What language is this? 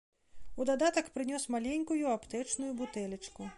Belarusian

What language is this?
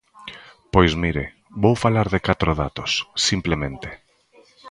Galician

